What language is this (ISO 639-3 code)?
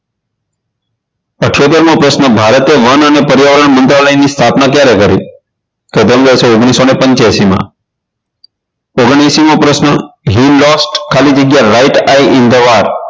guj